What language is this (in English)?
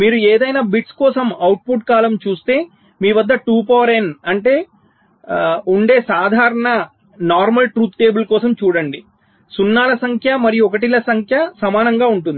Telugu